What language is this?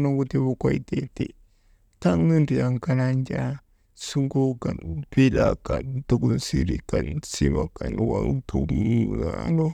Maba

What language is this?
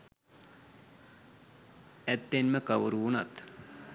Sinhala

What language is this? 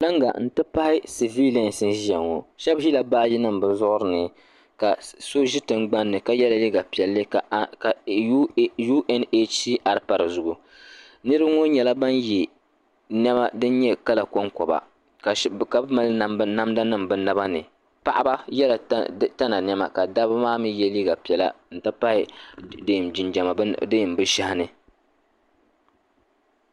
Dagbani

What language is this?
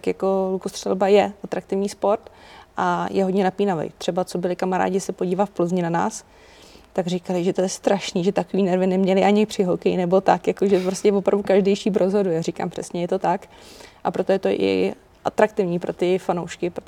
Czech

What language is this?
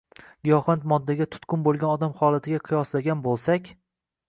Uzbek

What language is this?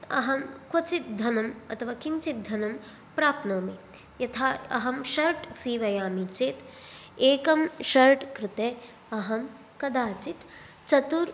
Sanskrit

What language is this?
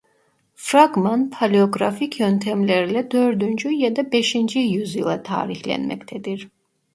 Turkish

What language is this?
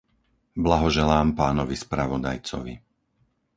Slovak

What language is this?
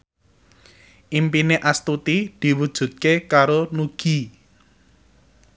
Javanese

